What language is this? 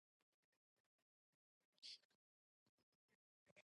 Chinese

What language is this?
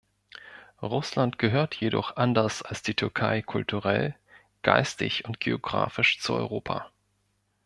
German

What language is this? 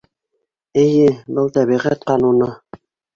Bashkir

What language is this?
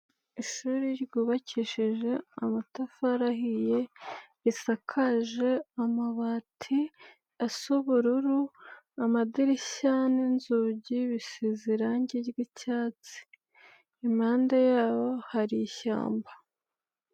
Kinyarwanda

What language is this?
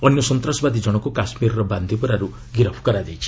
Odia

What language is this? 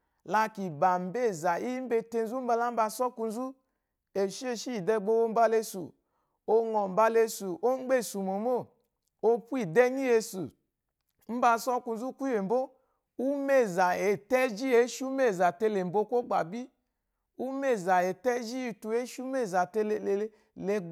Eloyi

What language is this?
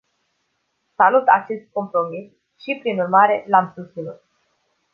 Romanian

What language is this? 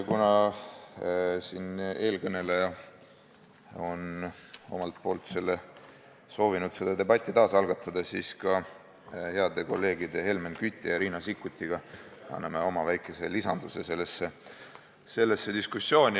Estonian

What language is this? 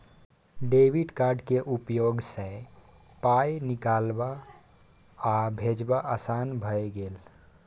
Maithili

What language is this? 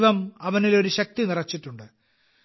Malayalam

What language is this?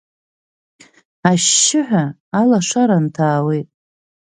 Abkhazian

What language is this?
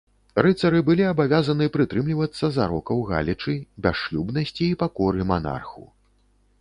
Belarusian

